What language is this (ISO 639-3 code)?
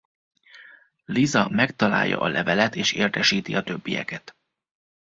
hun